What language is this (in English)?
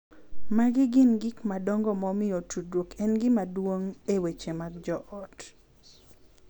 Luo (Kenya and Tanzania)